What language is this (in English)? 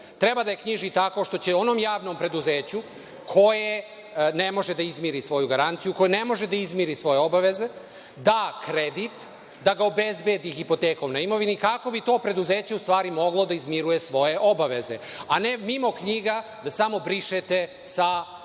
Serbian